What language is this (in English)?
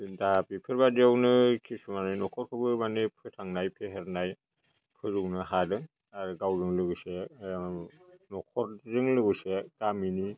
Bodo